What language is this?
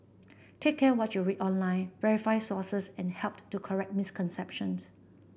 English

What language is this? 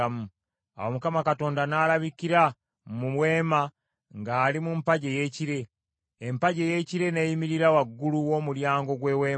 Ganda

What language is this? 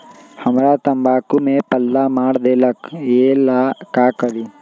Magahi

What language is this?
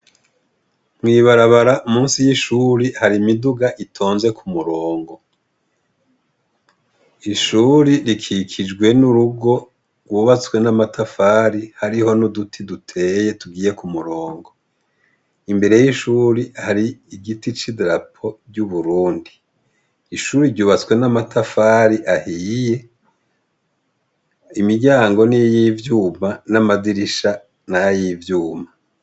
Rundi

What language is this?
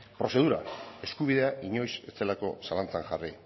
Basque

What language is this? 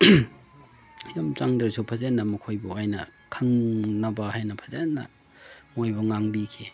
Manipuri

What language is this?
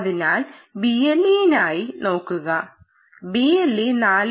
Malayalam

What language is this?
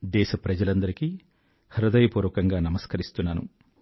Telugu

